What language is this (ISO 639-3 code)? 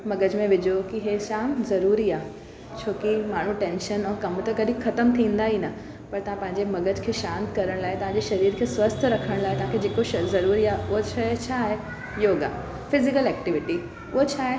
snd